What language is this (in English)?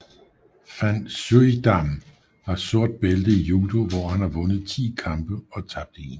Danish